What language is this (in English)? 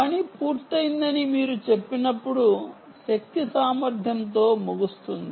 Telugu